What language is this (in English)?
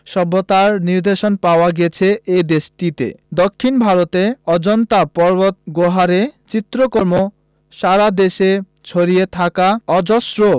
Bangla